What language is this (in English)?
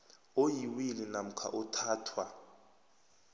South Ndebele